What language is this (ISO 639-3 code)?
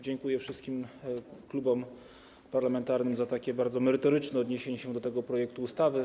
pol